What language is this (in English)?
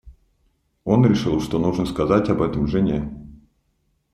Russian